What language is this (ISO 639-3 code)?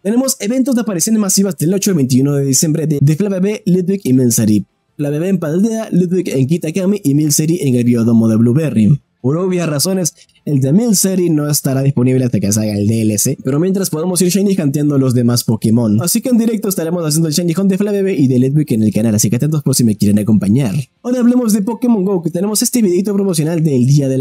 spa